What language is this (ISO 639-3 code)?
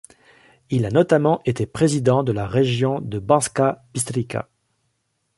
fra